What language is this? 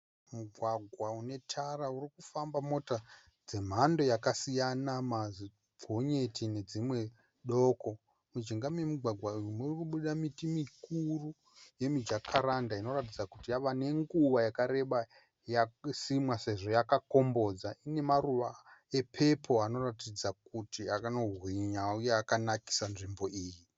Shona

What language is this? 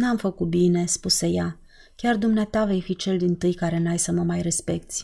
Romanian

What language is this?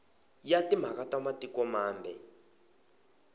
Tsonga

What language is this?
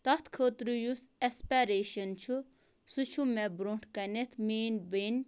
Kashmiri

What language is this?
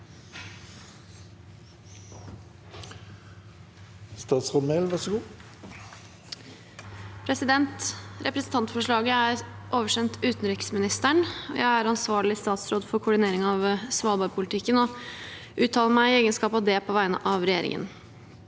Norwegian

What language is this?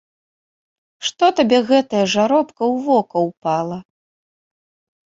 Belarusian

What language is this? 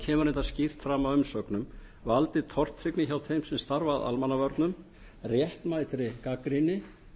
Icelandic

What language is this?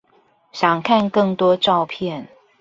Chinese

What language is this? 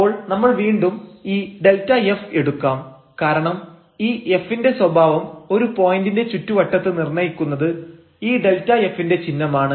Malayalam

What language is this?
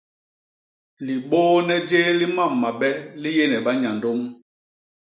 Basaa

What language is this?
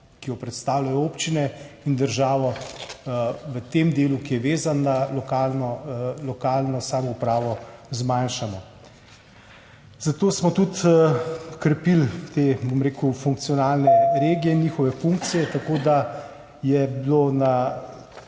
Slovenian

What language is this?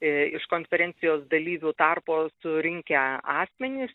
Lithuanian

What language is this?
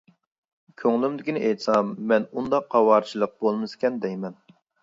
Uyghur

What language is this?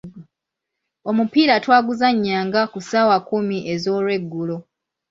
Ganda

